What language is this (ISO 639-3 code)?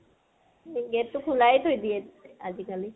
asm